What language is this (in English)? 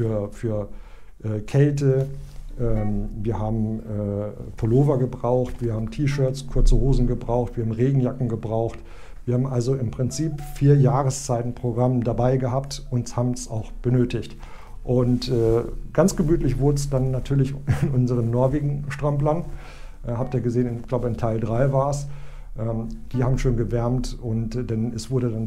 German